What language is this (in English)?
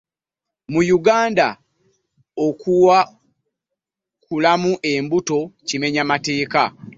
Ganda